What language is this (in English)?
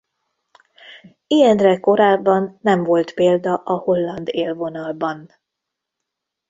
Hungarian